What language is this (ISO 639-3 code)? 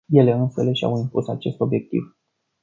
ron